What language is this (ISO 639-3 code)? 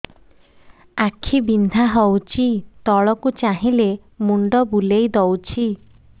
ori